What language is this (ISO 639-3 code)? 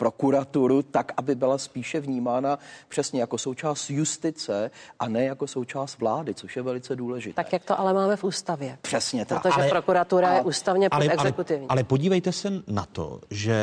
ces